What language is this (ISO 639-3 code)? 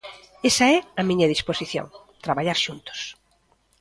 glg